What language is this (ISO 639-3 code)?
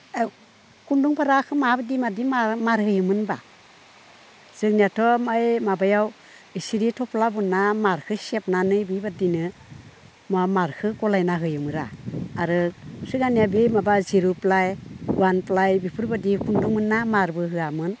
brx